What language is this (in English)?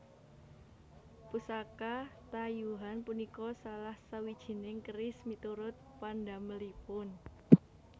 Javanese